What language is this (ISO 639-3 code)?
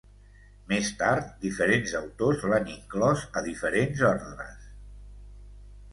cat